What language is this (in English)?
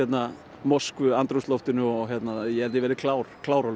Icelandic